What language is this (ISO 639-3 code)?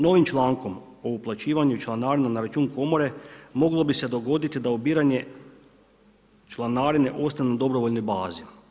hrv